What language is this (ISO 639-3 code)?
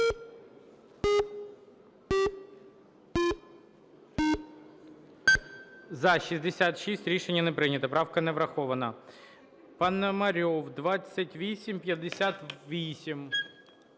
ukr